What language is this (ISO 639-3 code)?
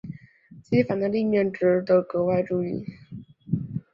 zho